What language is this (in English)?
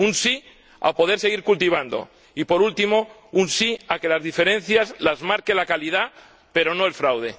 Spanish